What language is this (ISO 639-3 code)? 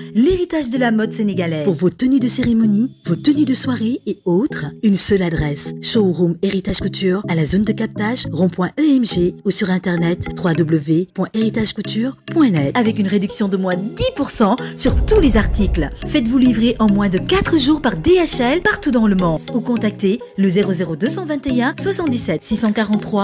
fra